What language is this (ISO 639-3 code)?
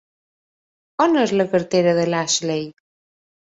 cat